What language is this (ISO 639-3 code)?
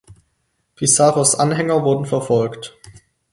deu